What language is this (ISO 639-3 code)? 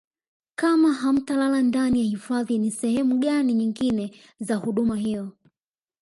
swa